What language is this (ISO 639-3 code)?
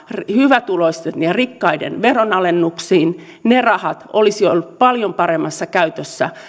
fin